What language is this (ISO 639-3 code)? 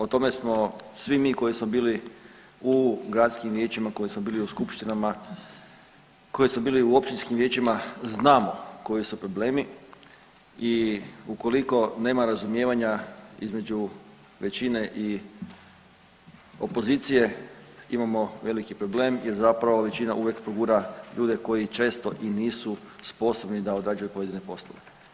hrv